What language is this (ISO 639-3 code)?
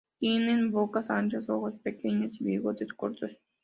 spa